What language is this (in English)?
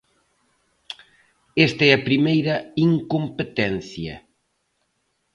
Galician